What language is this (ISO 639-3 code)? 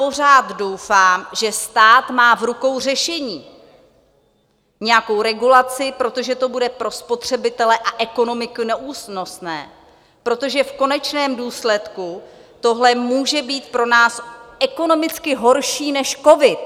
ces